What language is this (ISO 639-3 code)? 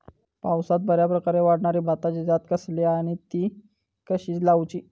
mar